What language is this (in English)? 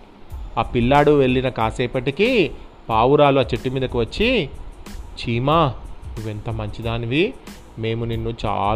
Telugu